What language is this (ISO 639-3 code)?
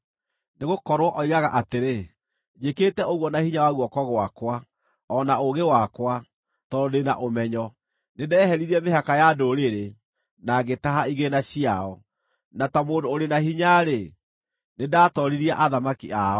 kik